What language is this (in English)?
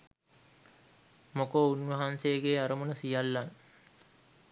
Sinhala